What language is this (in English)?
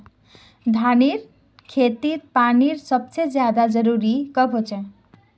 Magahi